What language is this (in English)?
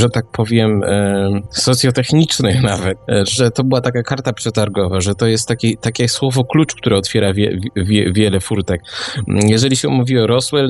Polish